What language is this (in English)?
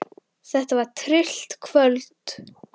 Icelandic